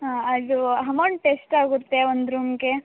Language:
Kannada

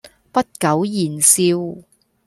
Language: Cantonese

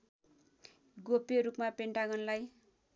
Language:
Nepali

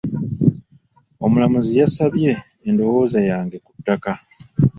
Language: Ganda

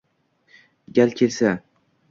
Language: Uzbek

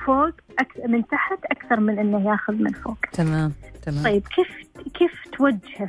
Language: Arabic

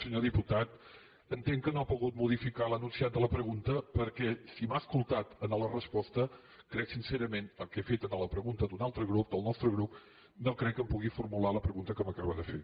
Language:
Catalan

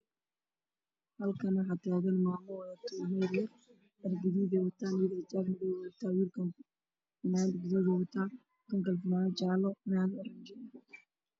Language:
Somali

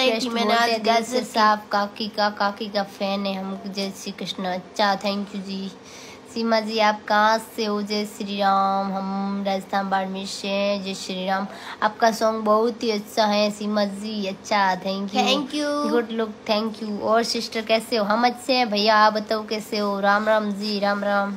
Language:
Hindi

